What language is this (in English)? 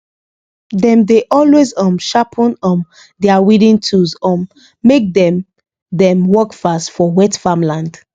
Nigerian Pidgin